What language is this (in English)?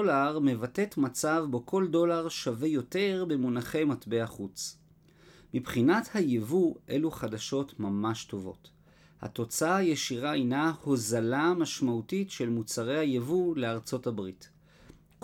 Hebrew